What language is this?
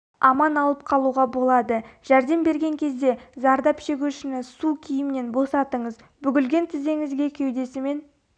Kazakh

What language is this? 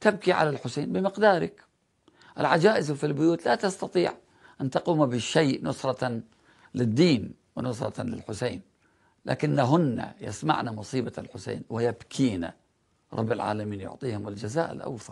Arabic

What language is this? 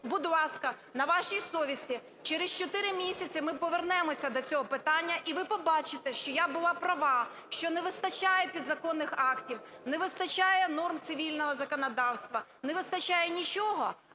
Ukrainian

